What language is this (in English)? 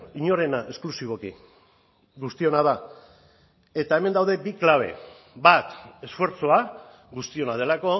Basque